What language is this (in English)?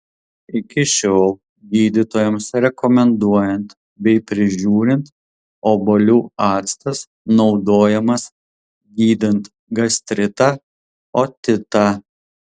Lithuanian